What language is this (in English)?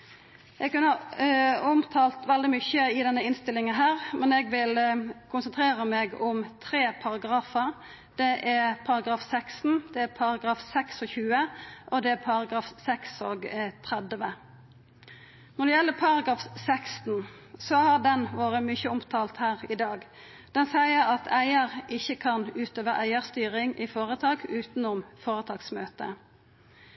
Norwegian Nynorsk